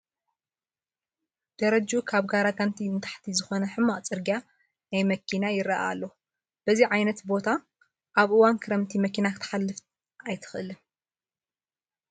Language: Tigrinya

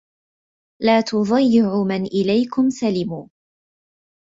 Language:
Arabic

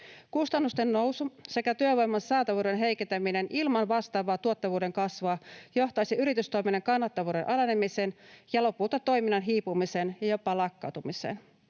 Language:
Finnish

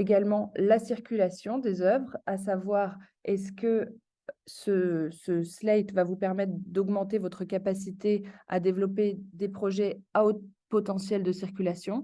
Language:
French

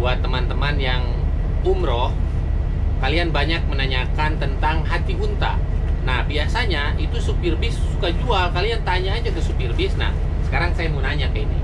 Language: Indonesian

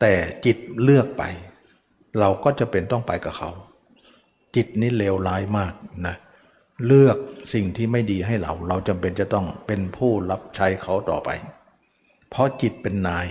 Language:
Thai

